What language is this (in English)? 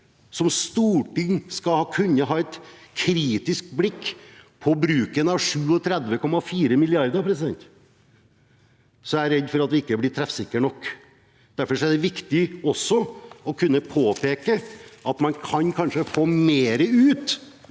Norwegian